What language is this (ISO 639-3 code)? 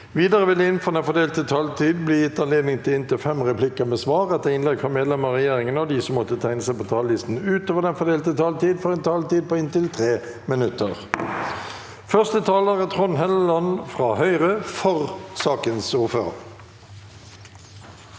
nor